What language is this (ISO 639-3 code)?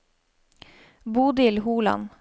nor